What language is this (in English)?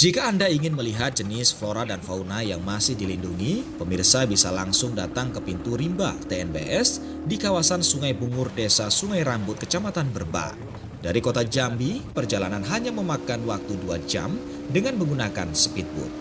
Indonesian